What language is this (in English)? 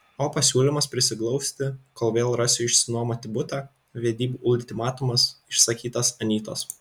Lithuanian